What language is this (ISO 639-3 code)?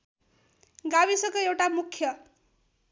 nep